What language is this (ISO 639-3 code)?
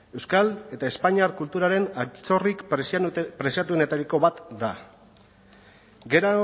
eus